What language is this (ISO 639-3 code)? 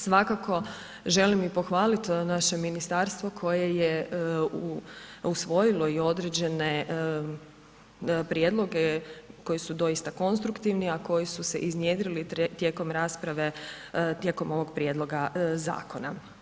hrv